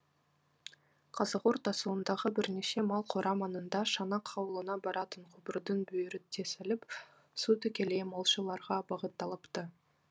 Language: Kazakh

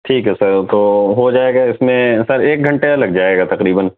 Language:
Urdu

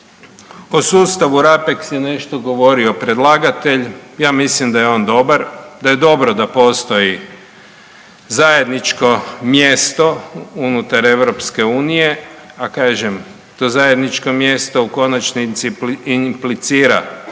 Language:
Croatian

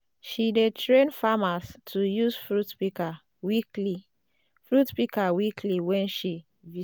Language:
Nigerian Pidgin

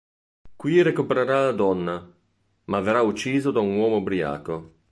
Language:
Italian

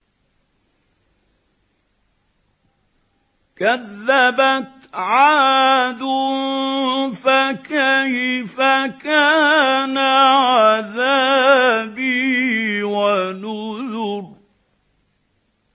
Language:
Arabic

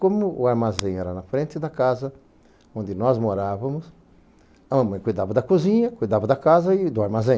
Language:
Portuguese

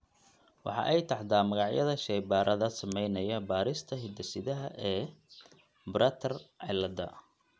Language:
Somali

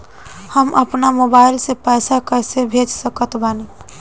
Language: Bhojpuri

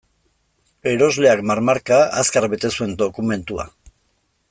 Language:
Basque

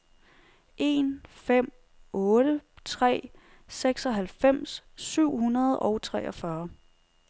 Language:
Danish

